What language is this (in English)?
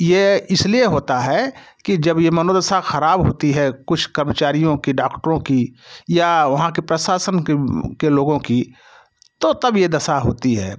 Hindi